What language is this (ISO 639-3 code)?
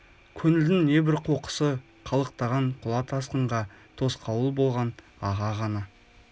kaz